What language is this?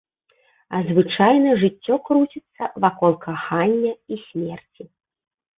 Belarusian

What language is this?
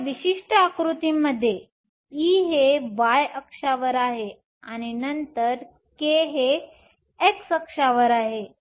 Marathi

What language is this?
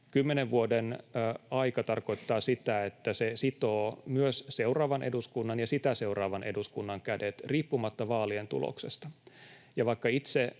Finnish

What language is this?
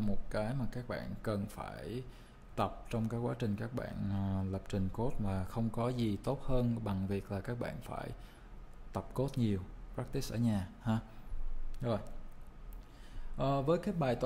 Vietnamese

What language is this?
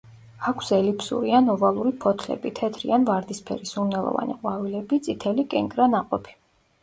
Georgian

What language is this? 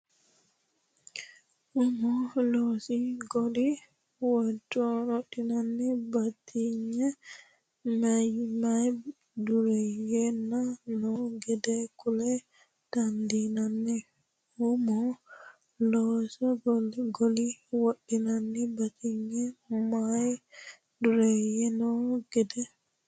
Sidamo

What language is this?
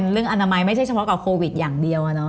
Thai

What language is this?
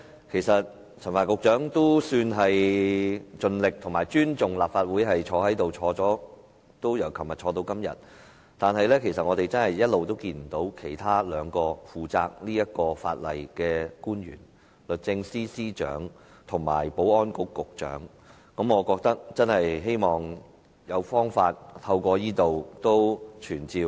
Cantonese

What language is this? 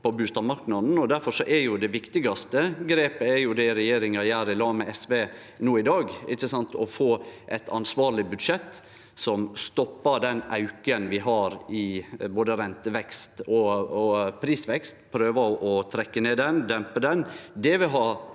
Norwegian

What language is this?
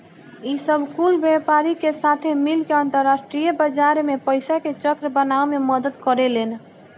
Bhojpuri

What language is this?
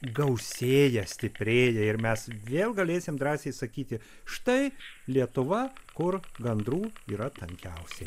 Lithuanian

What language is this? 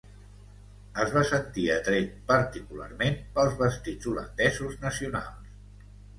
Catalan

